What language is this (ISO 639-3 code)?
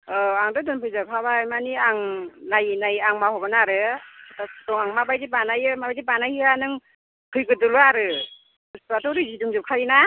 brx